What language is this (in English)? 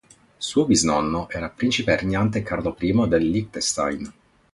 Italian